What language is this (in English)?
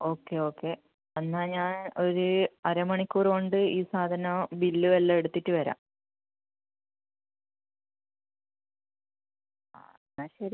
Malayalam